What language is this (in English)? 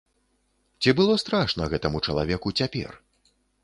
Belarusian